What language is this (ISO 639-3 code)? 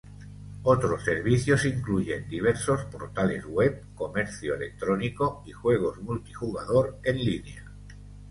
spa